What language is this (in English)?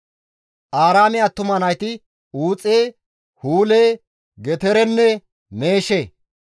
Gamo